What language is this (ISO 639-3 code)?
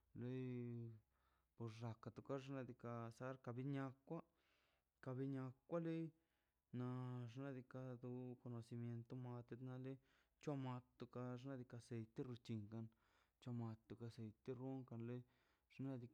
zpy